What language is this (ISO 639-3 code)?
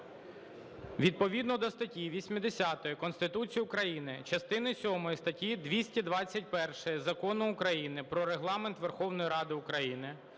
ukr